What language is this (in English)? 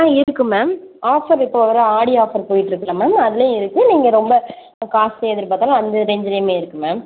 Tamil